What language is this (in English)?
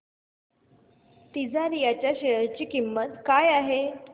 Marathi